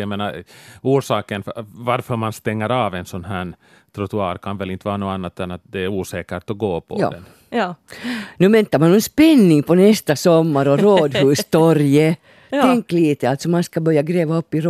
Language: Swedish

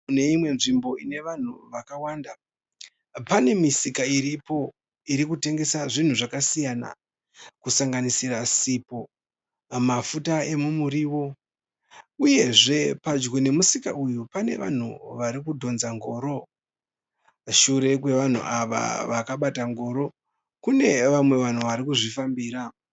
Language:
Shona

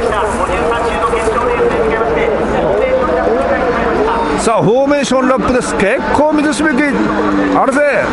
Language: Japanese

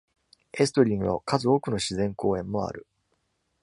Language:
Japanese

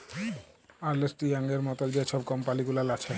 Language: Bangla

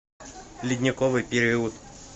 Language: Russian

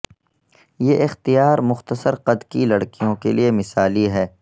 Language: Urdu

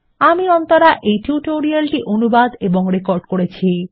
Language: Bangla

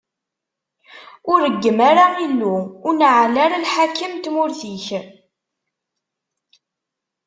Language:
Kabyle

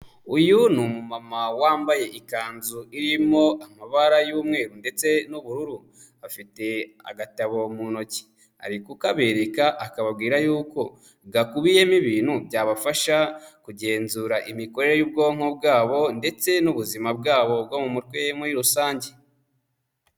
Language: Kinyarwanda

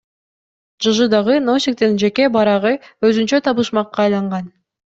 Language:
Kyrgyz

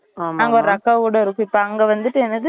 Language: Tamil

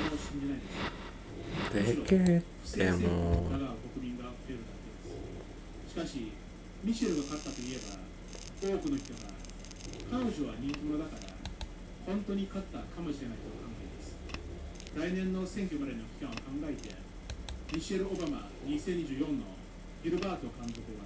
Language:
Japanese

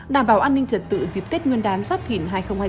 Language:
Vietnamese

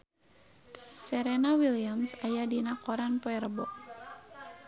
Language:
Sundanese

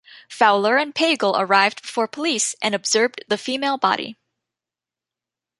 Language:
English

